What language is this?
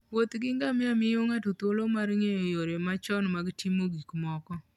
Luo (Kenya and Tanzania)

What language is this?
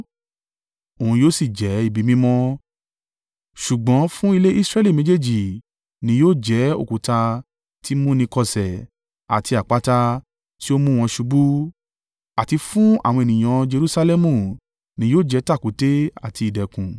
Yoruba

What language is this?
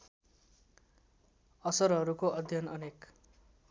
Nepali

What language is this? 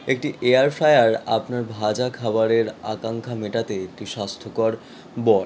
Bangla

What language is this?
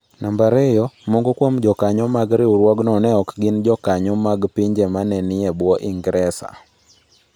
Luo (Kenya and Tanzania)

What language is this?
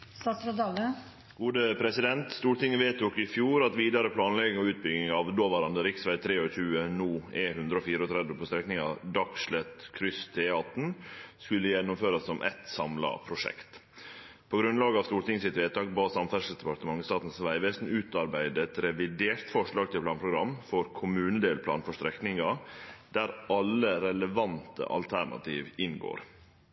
Norwegian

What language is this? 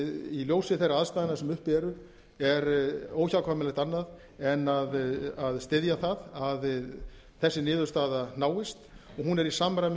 Icelandic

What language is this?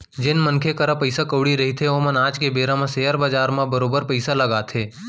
Chhattisgarhi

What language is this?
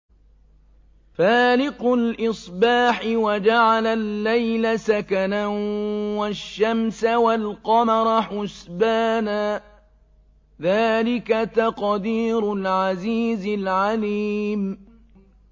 Arabic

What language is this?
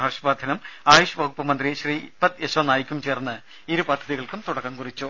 Malayalam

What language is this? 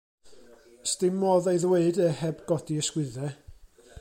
Welsh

